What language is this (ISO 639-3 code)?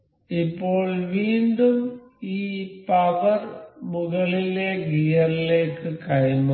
mal